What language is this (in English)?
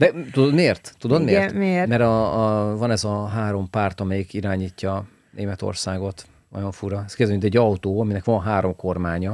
Hungarian